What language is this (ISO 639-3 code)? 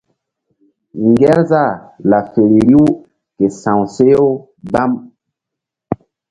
mdd